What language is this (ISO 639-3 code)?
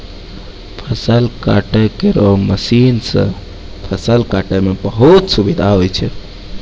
mai